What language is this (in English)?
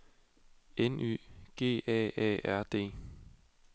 Danish